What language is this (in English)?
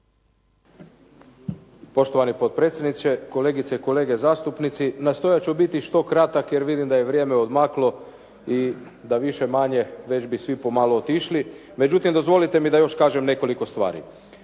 Croatian